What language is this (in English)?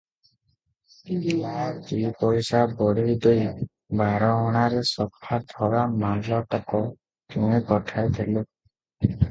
Odia